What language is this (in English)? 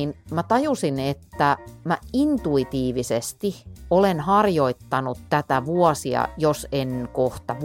Finnish